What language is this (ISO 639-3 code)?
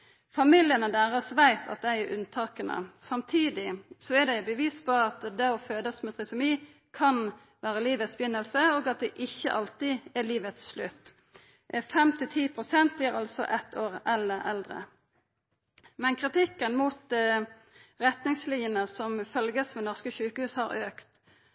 nno